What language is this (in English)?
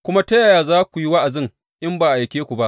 Hausa